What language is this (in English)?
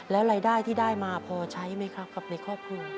Thai